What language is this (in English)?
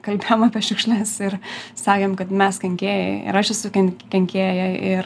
Lithuanian